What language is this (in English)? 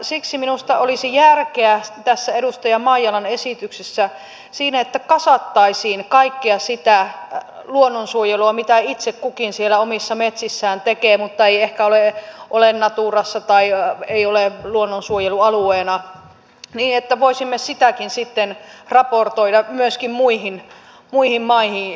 Finnish